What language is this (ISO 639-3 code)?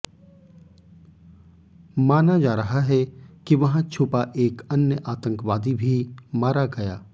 hin